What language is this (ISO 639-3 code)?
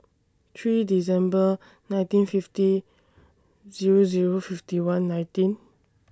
eng